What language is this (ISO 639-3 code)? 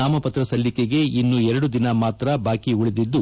kan